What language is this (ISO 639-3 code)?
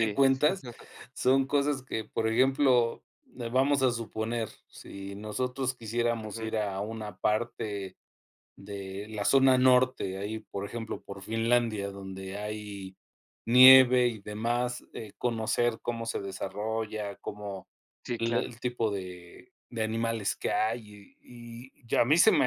spa